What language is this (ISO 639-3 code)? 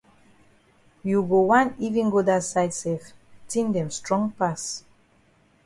wes